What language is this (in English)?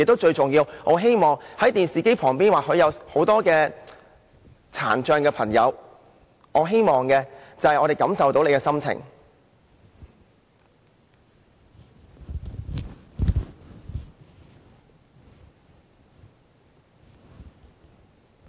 Cantonese